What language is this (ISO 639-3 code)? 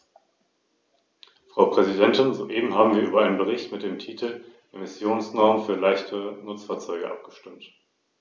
deu